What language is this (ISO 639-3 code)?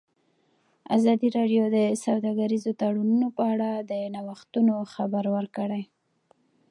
pus